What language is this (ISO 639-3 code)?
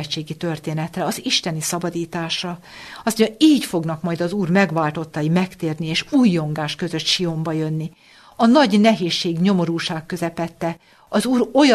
hun